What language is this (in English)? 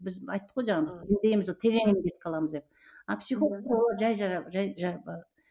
Kazakh